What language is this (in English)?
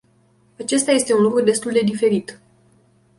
Romanian